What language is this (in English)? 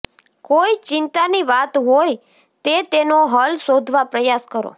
Gujarati